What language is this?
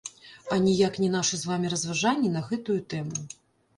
Belarusian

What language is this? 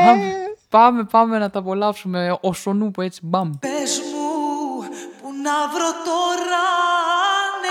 Greek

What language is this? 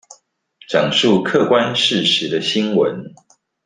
Chinese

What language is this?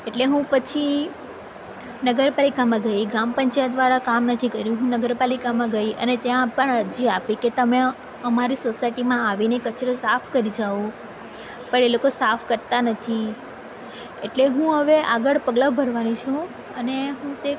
Gujarati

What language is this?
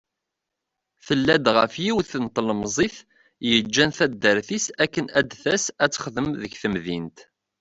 Kabyle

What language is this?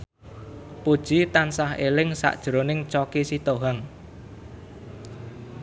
Javanese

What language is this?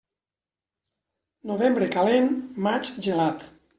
Catalan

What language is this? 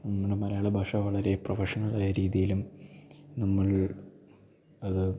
Malayalam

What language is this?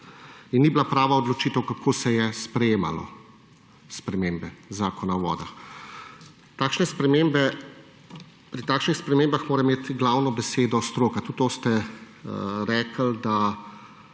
Slovenian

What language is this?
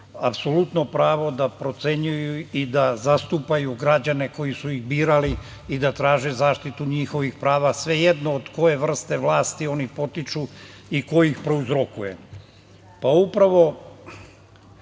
Serbian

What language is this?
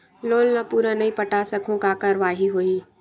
Chhattisgarhi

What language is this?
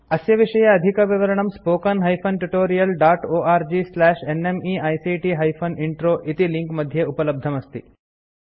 Sanskrit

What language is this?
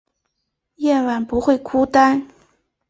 Chinese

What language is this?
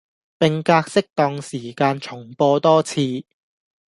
Cantonese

